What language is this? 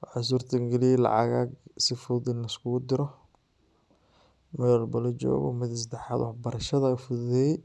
Somali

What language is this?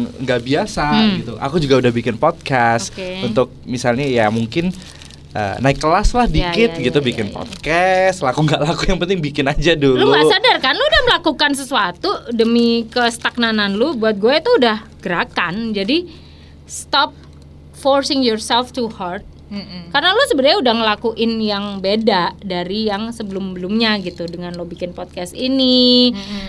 Indonesian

